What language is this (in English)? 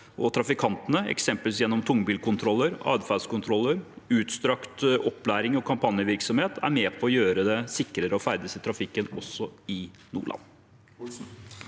Norwegian